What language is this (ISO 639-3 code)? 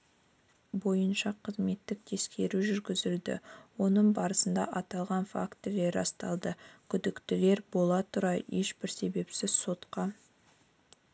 kaz